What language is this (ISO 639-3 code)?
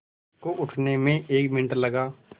hin